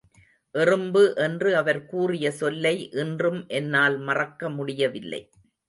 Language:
Tamil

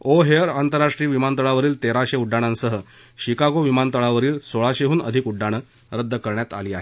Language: Marathi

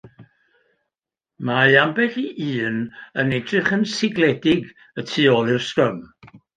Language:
Welsh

